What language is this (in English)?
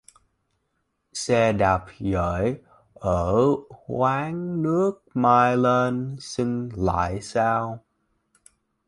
Vietnamese